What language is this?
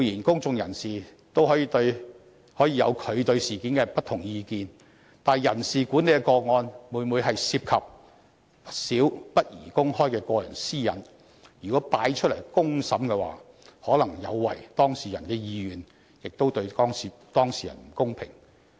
Cantonese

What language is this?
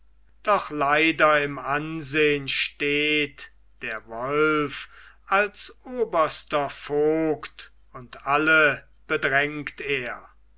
German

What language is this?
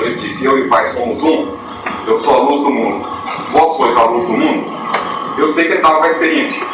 Portuguese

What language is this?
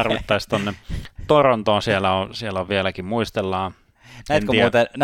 Finnish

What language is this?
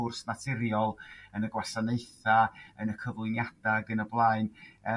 Welsh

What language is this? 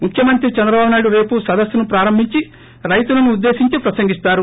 Telugu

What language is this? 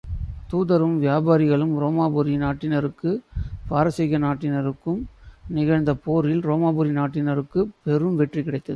Tamil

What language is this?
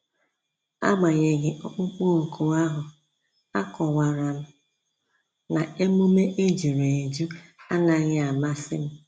Igbo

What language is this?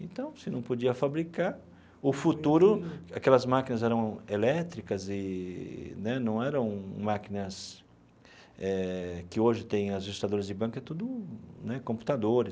Portuguese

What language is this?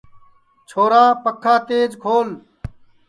Sansi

